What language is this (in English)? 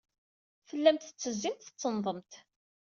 Kabyle